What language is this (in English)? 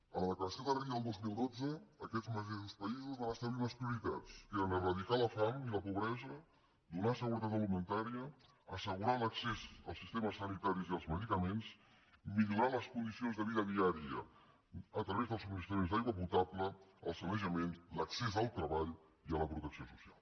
Catalan